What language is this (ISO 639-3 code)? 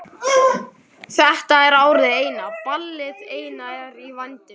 isl